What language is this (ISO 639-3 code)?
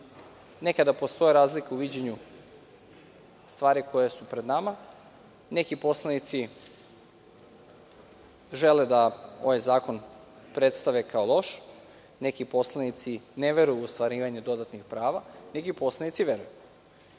srp